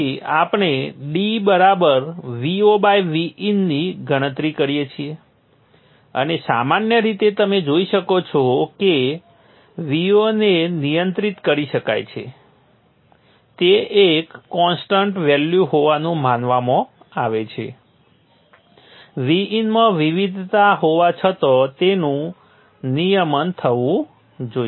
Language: Gujarati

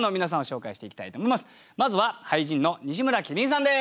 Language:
Japanese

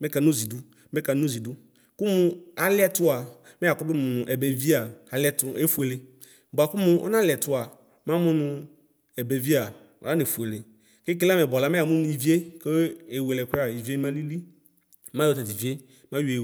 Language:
Ikposo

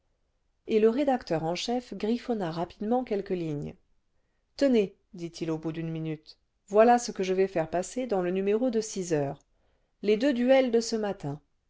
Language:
French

